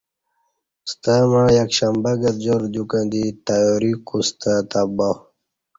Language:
Kati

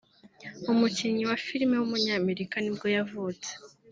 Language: Kinyarwanda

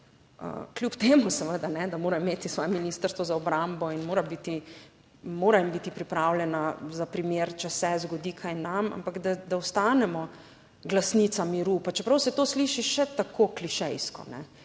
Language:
Slovenian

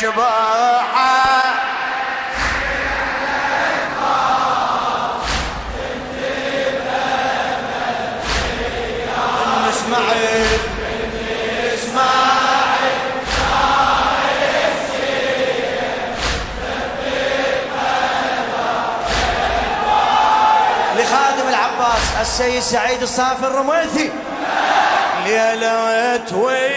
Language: Arabic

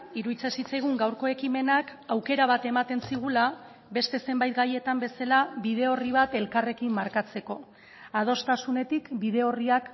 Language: Basque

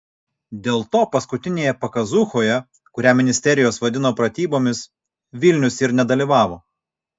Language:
Lithuanian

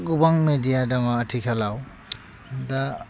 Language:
Bodo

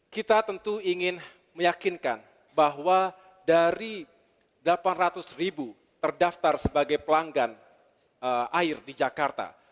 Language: Indonesian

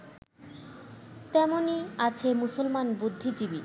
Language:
Bangla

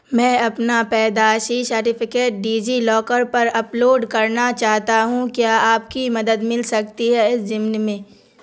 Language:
Urdu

